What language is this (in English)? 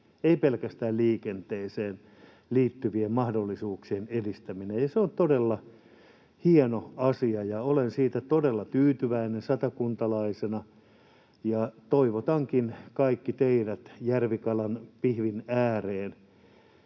Finnish